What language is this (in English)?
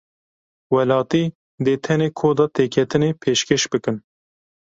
Kurdish